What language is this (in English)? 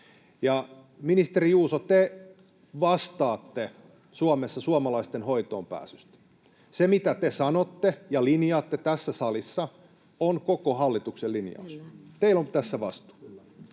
Finnish